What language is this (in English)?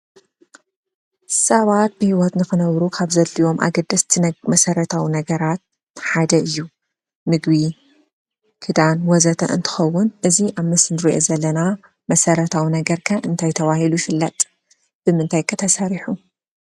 Tigrinya